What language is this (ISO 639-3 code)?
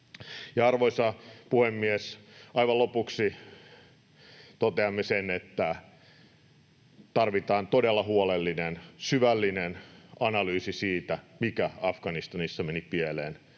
fin